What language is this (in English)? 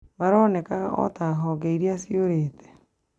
Kikuyu